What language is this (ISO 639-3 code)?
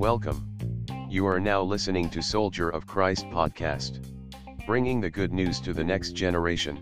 fil